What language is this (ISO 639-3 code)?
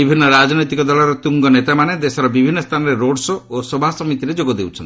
ori